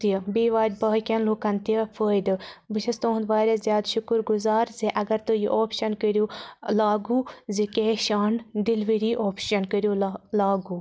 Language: Kashmiri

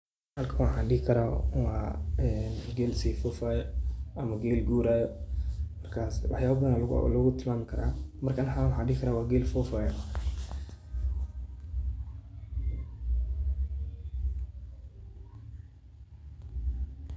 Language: Somali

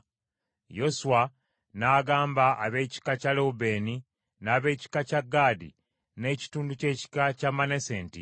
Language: Ganda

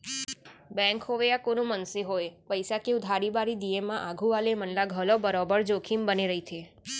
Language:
Chhattisgarhi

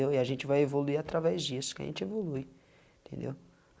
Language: Portuguese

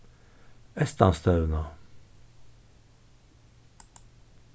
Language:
Faroese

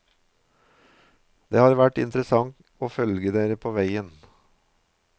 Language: Norwegian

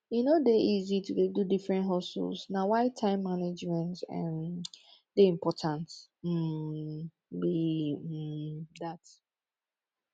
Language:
Nigerian Pidgin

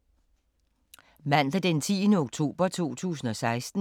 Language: Danish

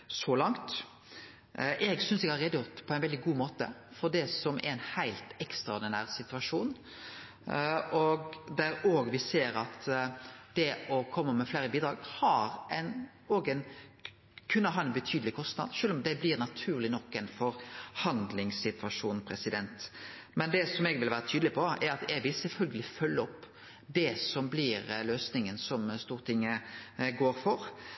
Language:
Norwegian Nynorsk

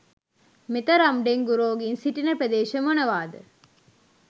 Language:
Sinhala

